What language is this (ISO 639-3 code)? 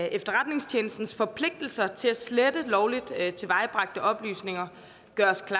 dan